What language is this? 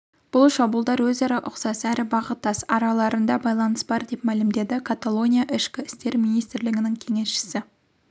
Kazakh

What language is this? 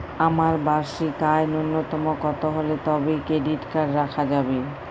Bangla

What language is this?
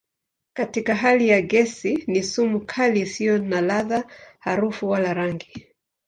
Swahili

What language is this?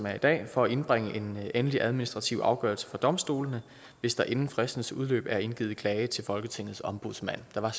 Danish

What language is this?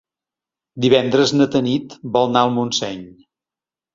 Catalan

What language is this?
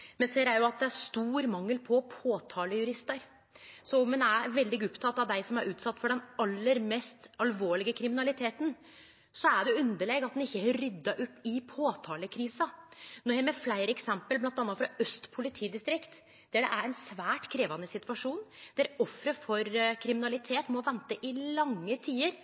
Norwegian Nynorsk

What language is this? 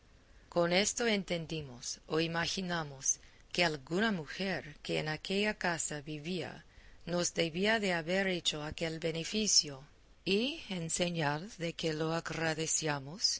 Spanish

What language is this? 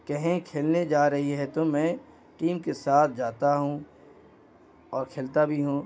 Urdu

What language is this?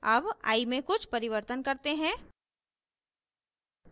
Hindi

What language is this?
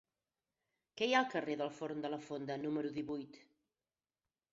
Catalan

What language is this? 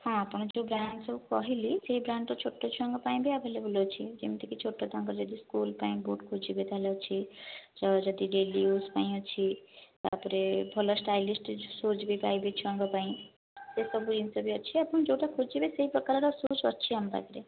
Odia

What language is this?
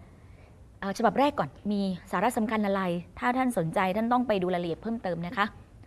Thai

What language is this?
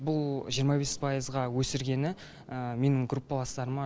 Kazakh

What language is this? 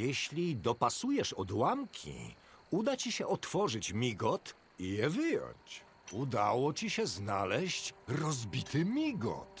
Polish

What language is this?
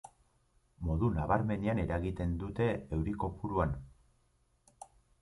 Basque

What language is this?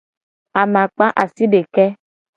Gen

